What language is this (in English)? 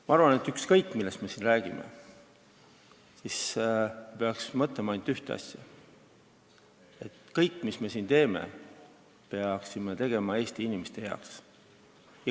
Estonian